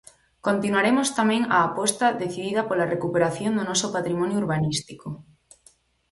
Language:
Galician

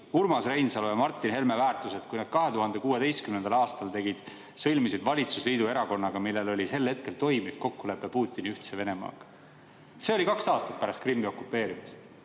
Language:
Estonian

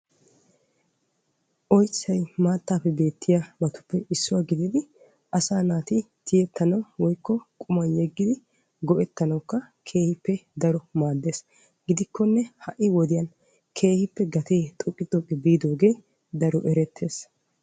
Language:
Wolaytta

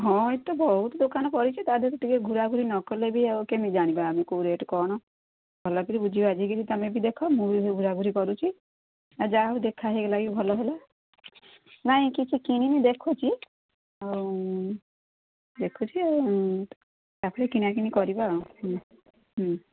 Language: Odia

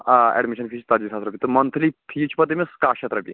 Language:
Kashmiri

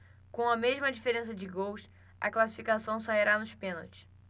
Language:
Portuguese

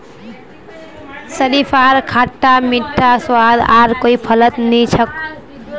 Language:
Magahi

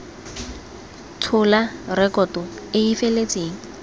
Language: Tswana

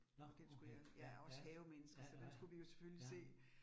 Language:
Danish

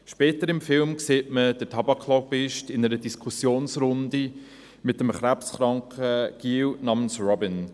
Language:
Swiss German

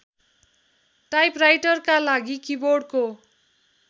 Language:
Nepali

